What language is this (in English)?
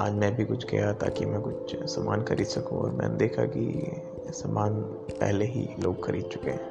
Hindi